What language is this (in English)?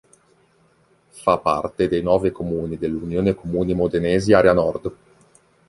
Italian